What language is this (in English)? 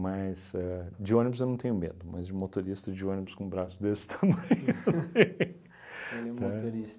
Portuguese